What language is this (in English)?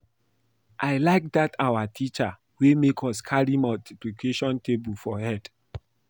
Nigerian Pidgin